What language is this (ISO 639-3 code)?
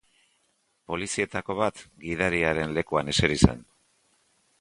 eus